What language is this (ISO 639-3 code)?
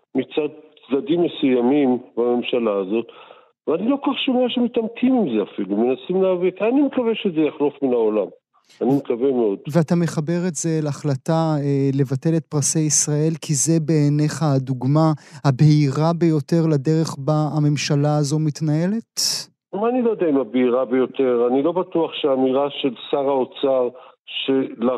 heb